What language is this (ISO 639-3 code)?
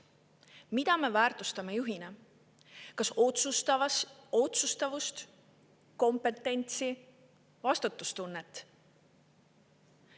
est